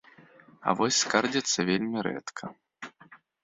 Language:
Belarusian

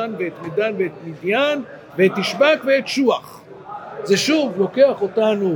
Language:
Hebrew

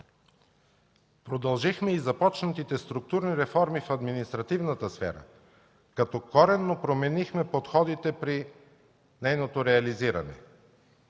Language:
Bulgarian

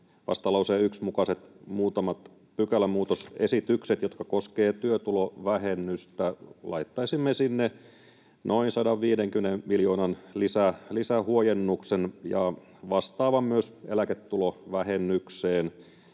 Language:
Finnish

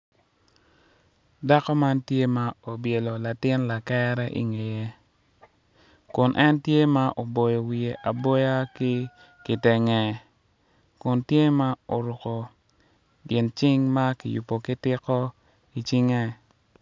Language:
Acoli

